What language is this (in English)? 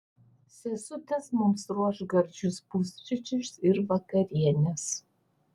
Lithuanian